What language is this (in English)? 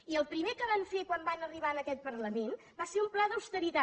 Catalan